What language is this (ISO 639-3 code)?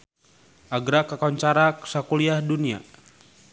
sun